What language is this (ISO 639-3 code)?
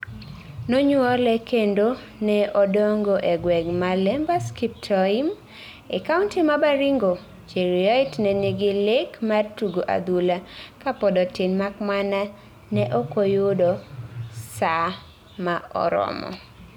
luo